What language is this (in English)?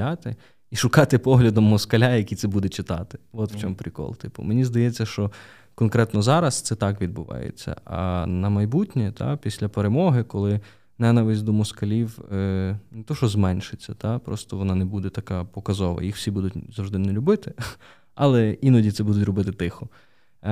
Ukrainian